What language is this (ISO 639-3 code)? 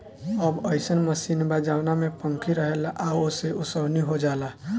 bho